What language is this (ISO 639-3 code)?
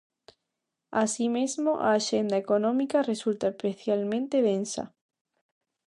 glg